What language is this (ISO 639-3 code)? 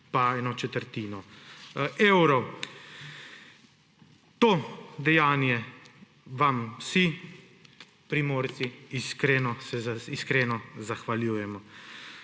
slv